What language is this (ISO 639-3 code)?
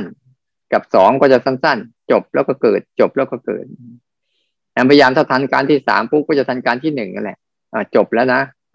tha